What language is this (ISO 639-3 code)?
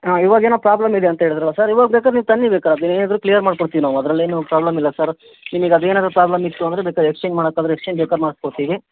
kan